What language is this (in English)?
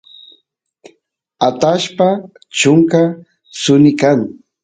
Santiago del Estero Quichua